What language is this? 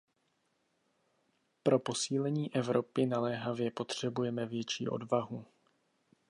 Czech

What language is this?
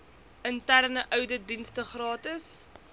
Afrikaans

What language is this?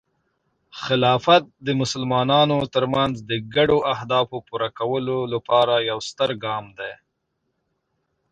Pashto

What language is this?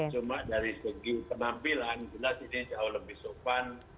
Indonesian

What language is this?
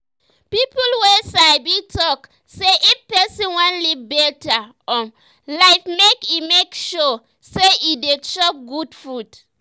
Nigerian Pidgin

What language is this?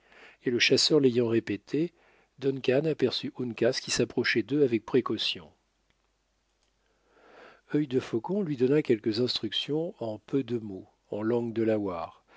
French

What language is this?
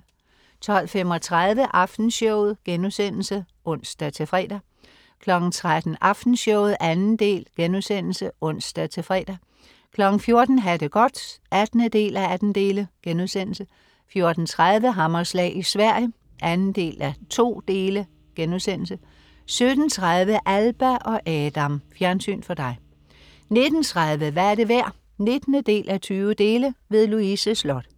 Danish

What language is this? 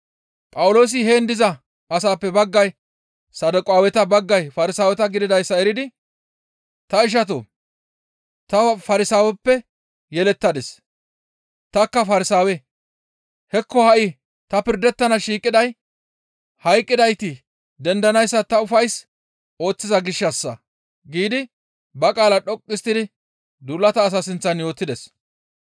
Gamo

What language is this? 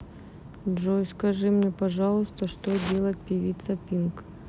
Russian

